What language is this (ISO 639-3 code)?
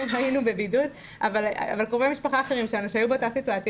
heb